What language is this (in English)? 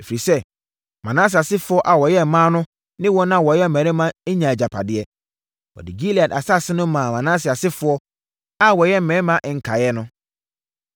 Akan